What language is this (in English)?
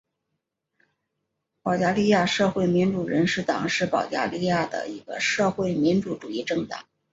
Chinese